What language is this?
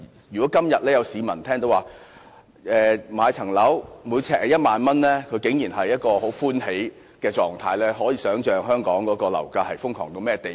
Cantonese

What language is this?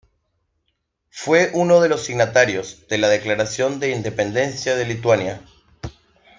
Spanish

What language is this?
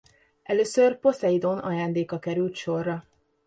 Hungarian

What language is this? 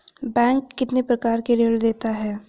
Hindi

